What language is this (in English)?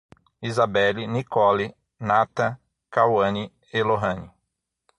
Portuguese